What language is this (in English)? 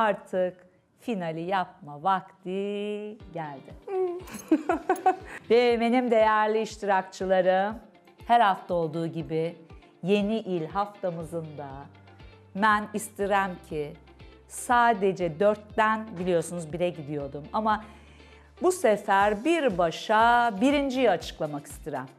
Turkish